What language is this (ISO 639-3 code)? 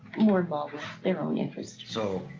eng